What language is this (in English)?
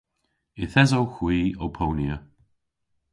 Cornish